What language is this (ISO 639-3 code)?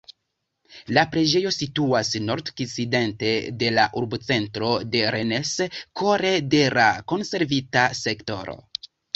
epo